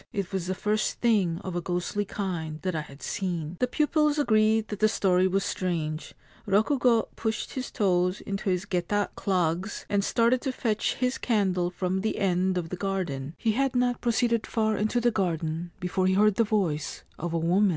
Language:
English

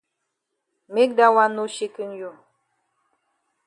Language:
Cameroon Pidgin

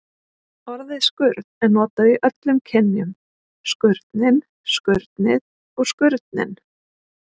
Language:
Icelandic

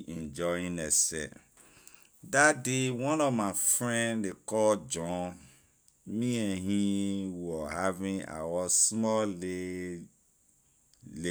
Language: Liberian English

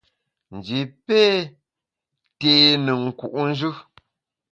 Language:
Bamun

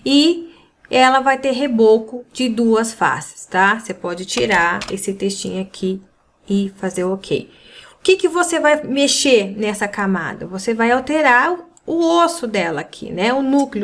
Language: Portuguese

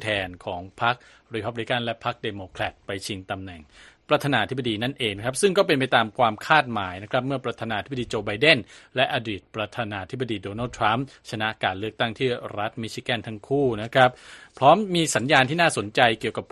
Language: Thai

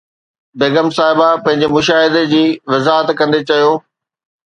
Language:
Sindhi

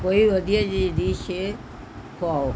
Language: Punjabi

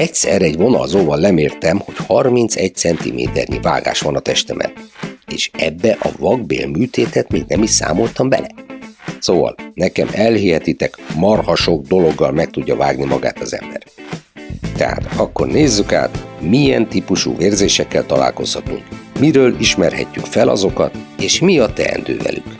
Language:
Hungarian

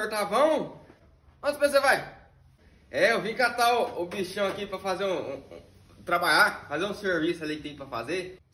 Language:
Portuguese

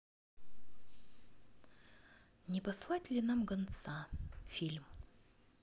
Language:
Russian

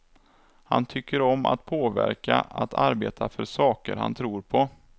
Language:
Swedish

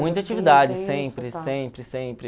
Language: Portuguese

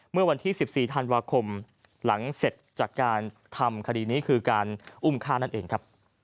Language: Thai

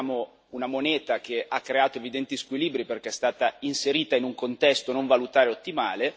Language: Italian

